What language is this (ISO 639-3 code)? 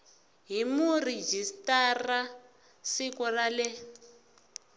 tso